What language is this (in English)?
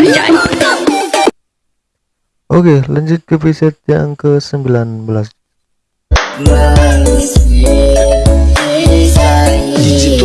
Indonesian